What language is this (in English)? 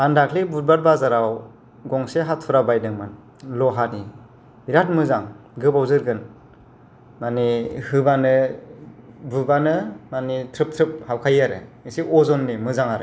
Bodo